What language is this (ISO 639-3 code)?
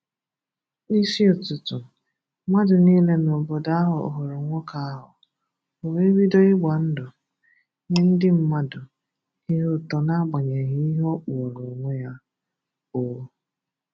ibo